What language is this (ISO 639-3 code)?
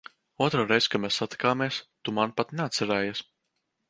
lav